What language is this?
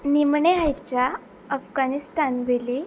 Konkani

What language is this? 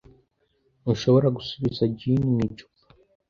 Kinyarwanda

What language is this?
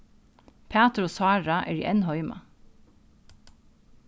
Faroese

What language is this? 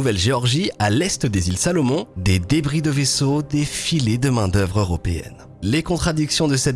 French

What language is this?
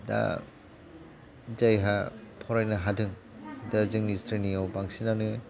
Bodo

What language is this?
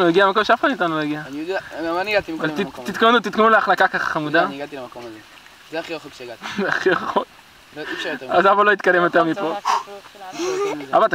Hebrew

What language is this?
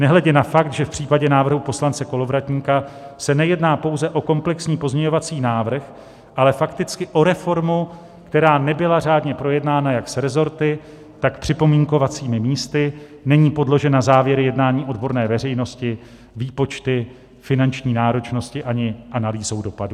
Czech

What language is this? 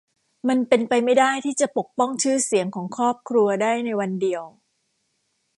Thai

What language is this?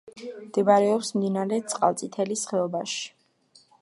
Georgian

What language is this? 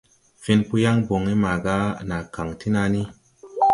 Tupuri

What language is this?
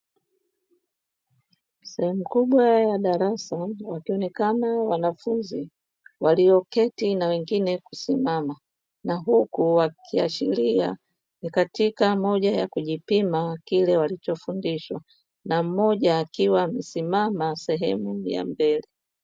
Swahili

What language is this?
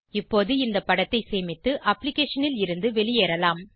Tamil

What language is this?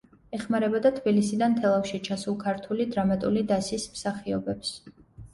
Georgian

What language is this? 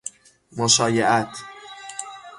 Persian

